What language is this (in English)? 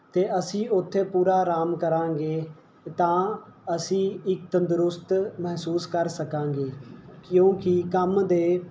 Punjabi